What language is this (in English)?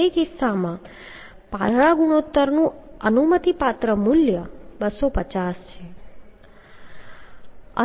Gujarati